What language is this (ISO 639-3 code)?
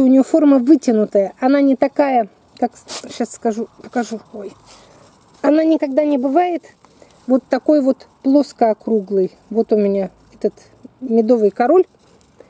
rus